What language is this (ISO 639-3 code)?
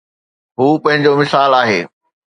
snd